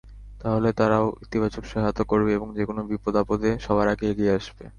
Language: Bangla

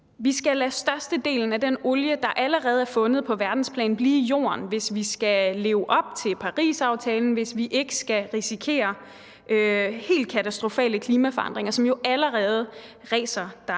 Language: Danish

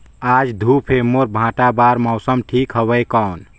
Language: Chhattisgarhi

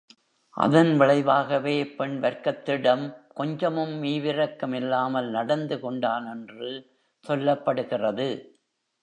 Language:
Tamil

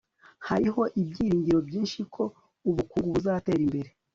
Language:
Kinyarwanda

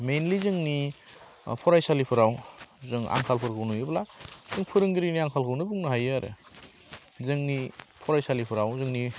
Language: Bodo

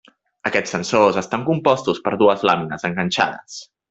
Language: Catalan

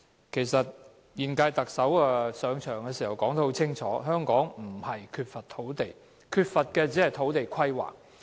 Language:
Cantonese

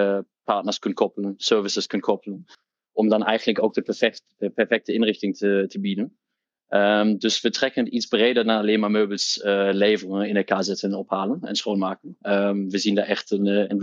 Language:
Dutch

